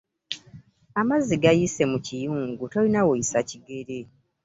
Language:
Ganda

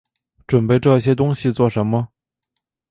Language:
Chinese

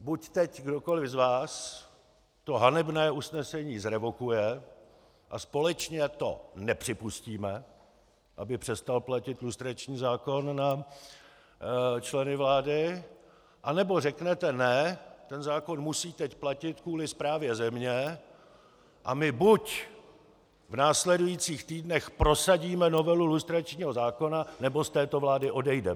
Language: Czech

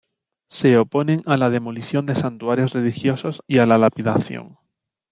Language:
Spanish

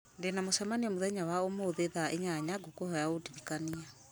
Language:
Kikuyu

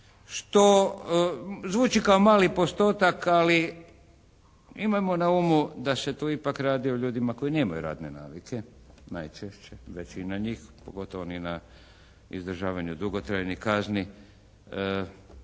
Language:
Croatian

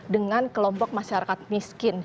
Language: Indonesian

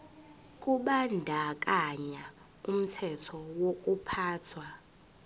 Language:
Zulu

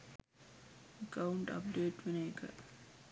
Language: Sinhala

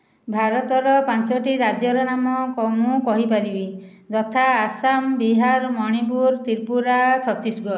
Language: Odia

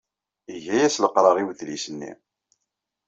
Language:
Kabyle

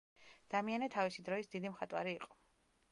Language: Georgian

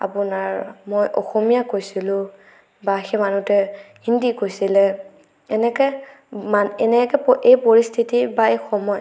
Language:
Assamese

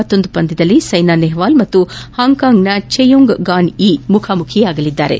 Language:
Kannada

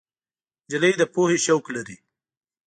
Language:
Pashto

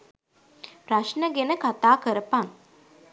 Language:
Sinhala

